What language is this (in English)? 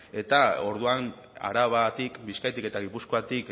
Basque